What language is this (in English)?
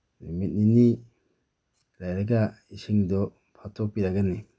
Manipuri